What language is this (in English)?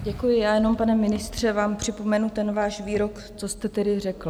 Czech